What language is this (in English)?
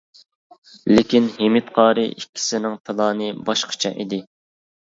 Uyghur